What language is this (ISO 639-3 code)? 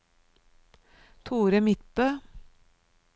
nor